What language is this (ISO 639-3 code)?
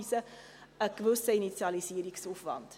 gsw